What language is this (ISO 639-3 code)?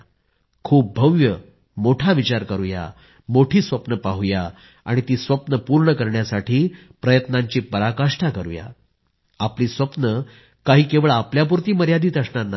mar